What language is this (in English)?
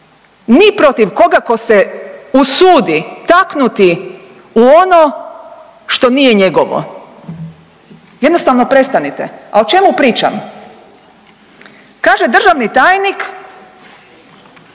Croatian